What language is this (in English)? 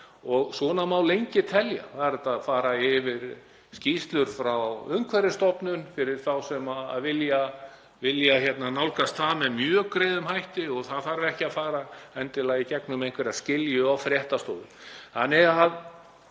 Icelandic